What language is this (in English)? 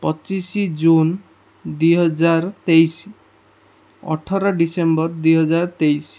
Odia